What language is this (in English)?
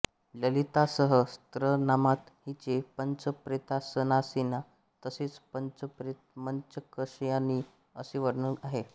Marathi